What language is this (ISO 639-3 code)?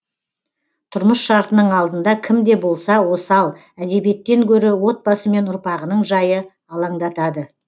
kaz